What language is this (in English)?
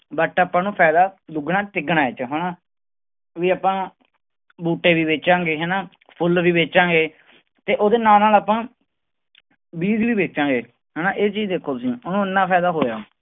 Punjabi